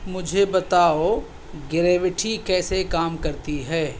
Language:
Urdu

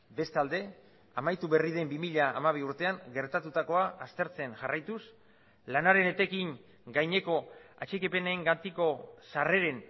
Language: Basque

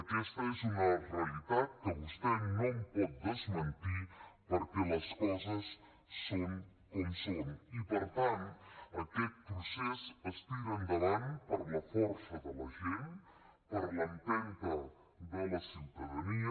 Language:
Catalan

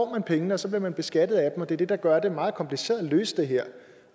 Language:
Danish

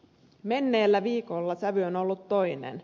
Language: Finnish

